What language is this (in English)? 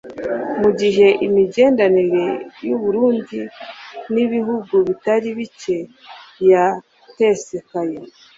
Kinyarwanda